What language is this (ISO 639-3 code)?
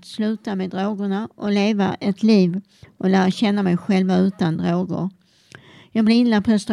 swe